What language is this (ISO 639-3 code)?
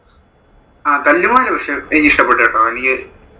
mal